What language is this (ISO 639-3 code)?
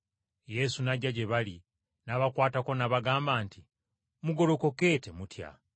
lug